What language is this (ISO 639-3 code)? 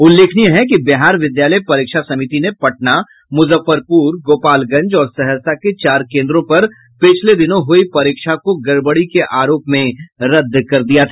hin